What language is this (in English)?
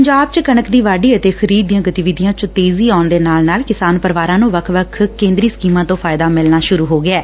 Punjabi